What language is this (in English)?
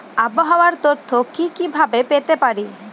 Bangla